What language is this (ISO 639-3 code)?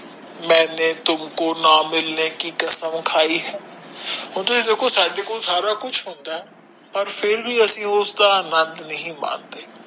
pan